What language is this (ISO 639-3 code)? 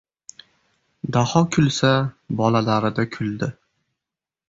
uzb